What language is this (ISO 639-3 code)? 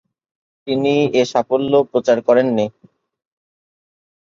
ben